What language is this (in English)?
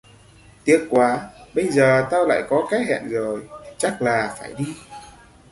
Vietnamese